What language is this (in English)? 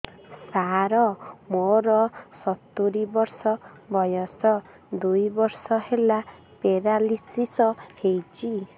Odia